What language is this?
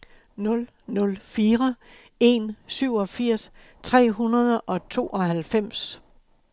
Danish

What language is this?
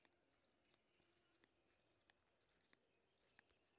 Maithili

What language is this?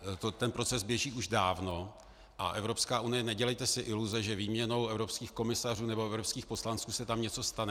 Czech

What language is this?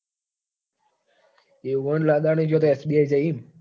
Gujarati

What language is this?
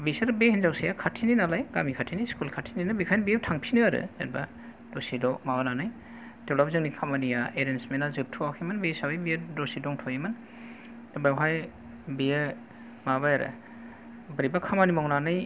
Bodo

